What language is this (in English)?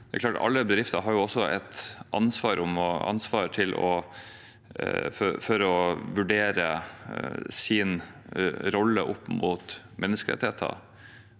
Norwegian